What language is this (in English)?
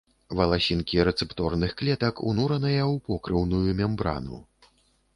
Belarusian